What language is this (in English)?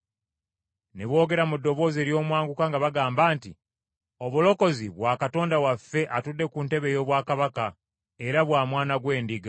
Ganda